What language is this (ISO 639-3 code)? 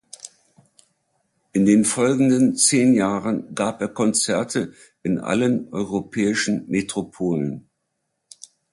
deu